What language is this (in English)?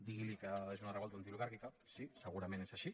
Catalan